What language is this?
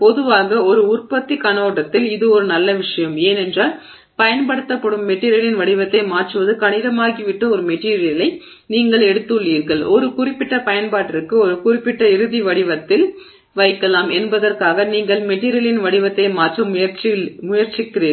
Tamil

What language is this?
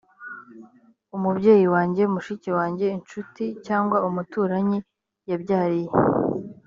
Kinyarwanda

